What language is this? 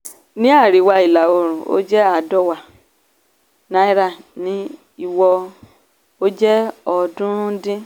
Yoruba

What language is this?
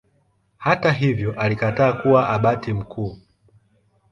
Swahili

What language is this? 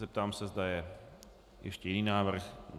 Czech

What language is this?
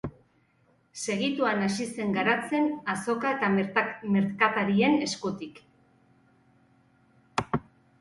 Basque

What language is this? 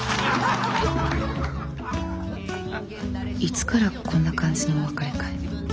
Japanese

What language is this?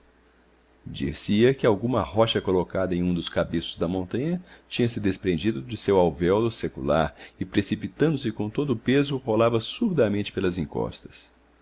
Portuguese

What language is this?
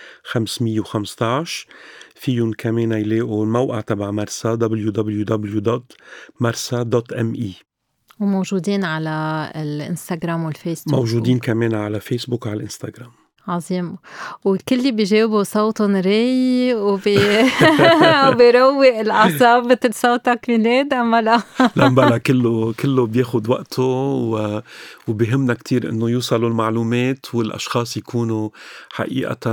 Arabic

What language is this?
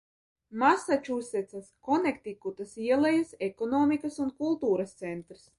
Latvian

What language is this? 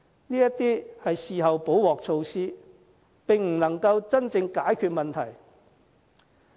Cantonese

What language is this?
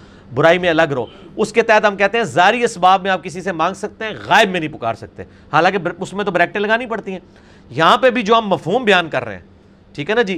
Urdu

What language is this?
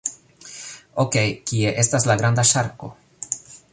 Esperanto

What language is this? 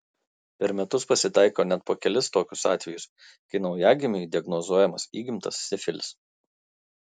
Lithuanian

